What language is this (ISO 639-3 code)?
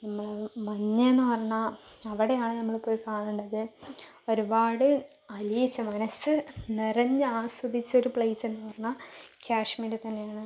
mal